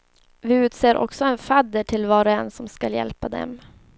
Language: Swedish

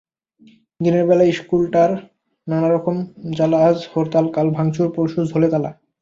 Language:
Bangla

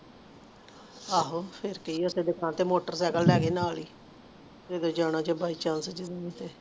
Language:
Punjabi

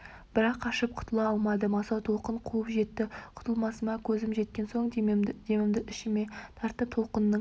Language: Kazakh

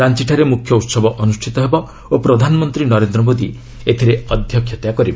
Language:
Odia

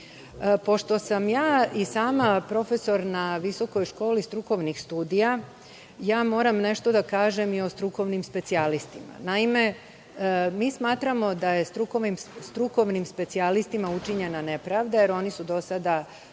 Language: Serbian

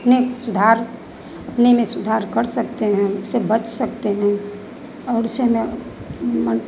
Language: Hindi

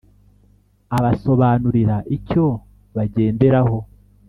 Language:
Kinyarwanda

